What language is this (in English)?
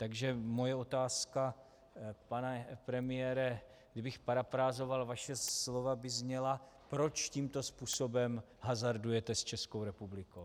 Czech